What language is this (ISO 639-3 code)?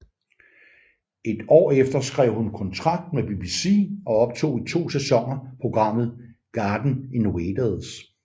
dan